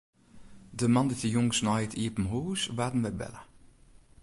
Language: Western Frisian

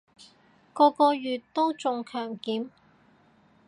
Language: Cantonese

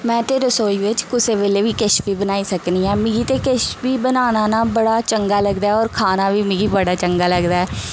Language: Dogri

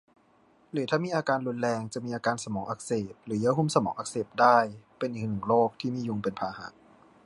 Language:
Thai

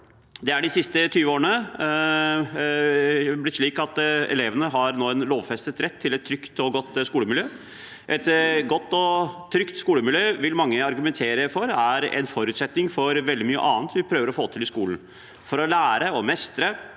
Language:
Norwegian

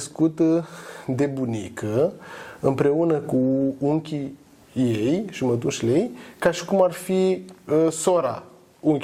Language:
Romanian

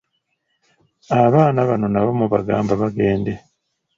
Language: Ganda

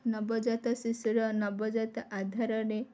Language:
Odia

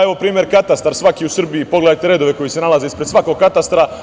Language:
Serbian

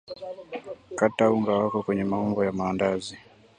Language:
Swahili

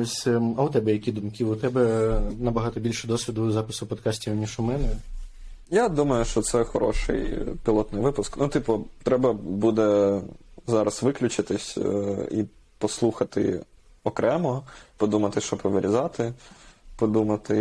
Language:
Ukrainian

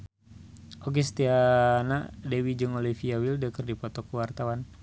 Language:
Sundanese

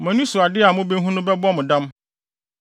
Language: Akan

